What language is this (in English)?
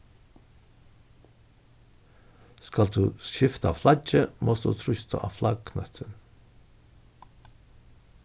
Faroese